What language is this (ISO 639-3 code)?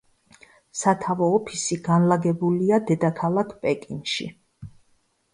kat